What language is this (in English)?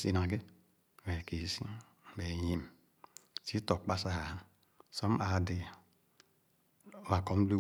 Khana